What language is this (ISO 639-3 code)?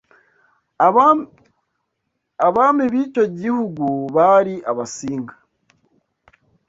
kin